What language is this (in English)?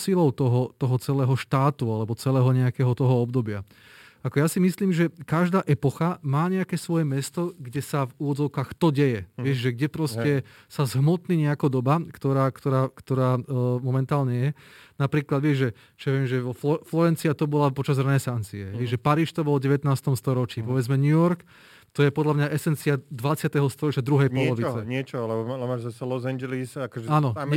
Slovak